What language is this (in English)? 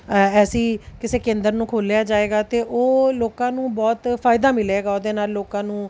Punjabi